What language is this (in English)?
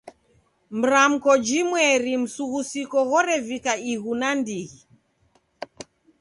Taita